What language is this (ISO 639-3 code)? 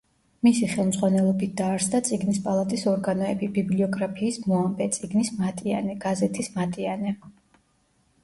kat